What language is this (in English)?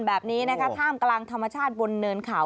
Thai